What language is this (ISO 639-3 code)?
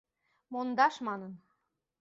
chm